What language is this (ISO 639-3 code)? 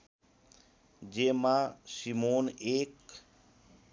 nep